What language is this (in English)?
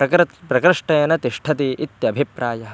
Sanskrit